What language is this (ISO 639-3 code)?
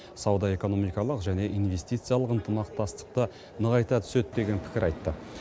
kaz